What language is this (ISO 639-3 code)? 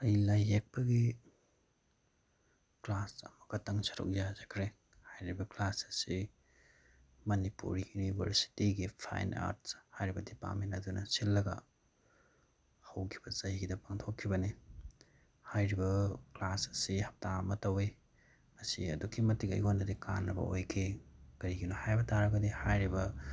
mni